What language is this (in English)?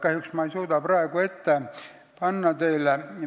Estonian